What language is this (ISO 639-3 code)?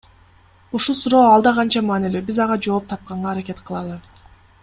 kir